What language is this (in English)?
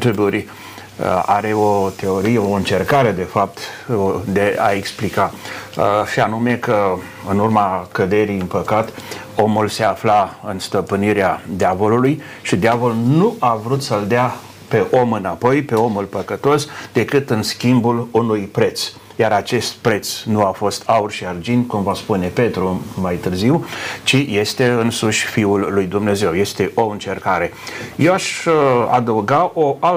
Romanian